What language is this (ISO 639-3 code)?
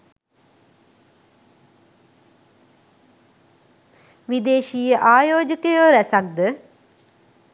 sin